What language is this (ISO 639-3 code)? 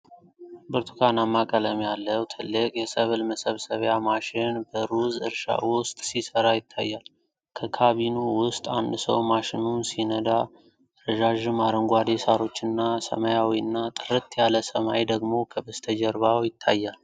amh